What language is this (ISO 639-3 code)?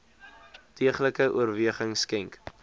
afr